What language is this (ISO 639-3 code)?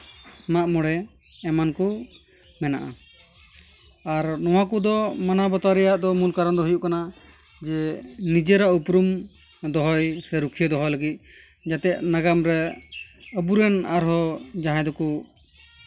sat